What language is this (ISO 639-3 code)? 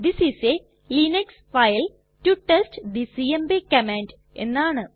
mal